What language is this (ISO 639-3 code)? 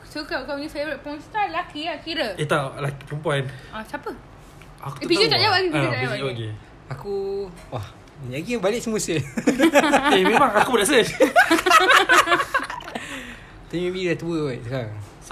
msa